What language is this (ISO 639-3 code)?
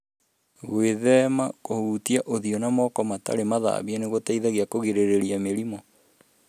kik